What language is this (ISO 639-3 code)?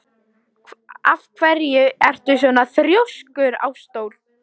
isl